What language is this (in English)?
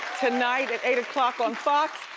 English